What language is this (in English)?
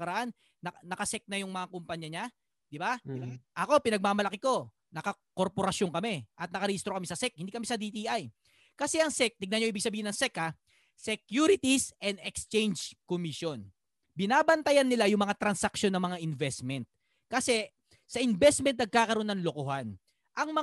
Filipino